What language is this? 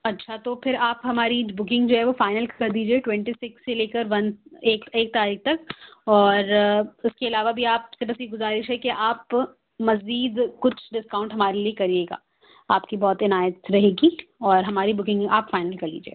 Urdu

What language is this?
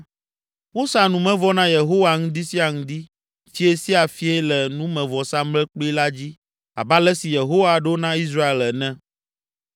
Ewe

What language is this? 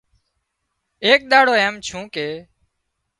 Wadiyara Koli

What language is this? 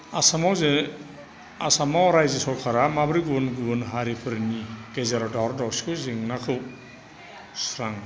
Bodo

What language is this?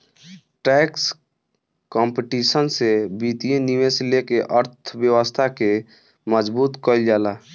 Bhojpuri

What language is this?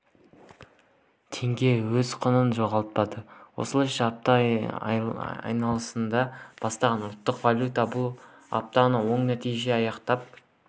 Kazakh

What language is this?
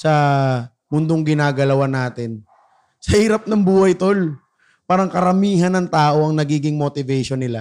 Filipino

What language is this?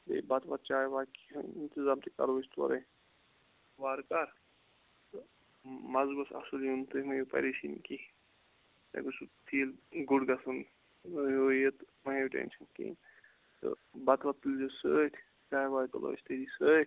Kashmiri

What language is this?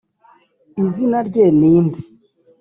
Kinyarwanda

